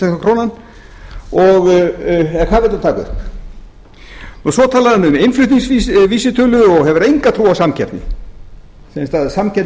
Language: Icelandic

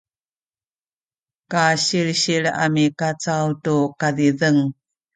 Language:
Sakizaya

